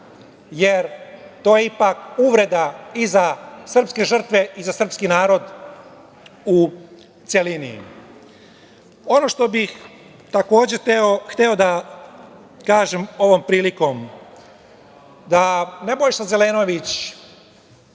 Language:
Serbian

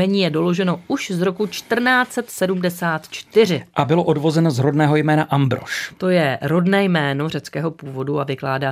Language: Czech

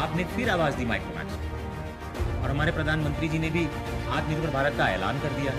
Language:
Hindi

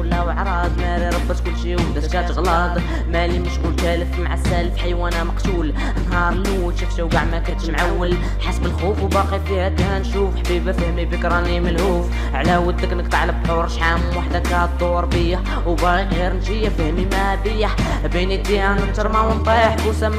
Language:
Arabic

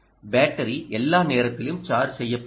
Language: Tamil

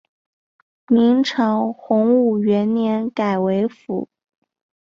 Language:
Chinese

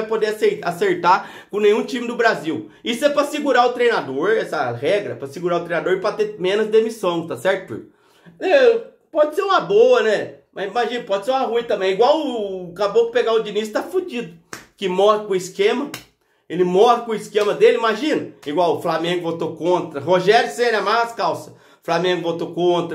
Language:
Portuguese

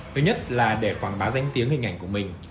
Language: Vietnamese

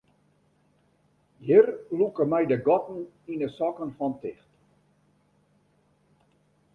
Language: Western Frisian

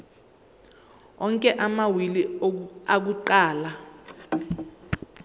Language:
Zulu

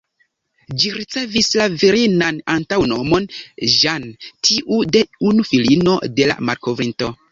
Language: Esperanto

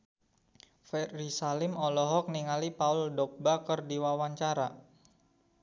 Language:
Sundanese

